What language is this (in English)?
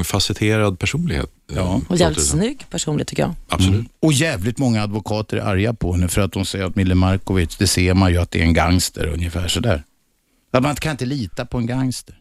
Swedish